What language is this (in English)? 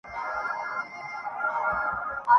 Urdu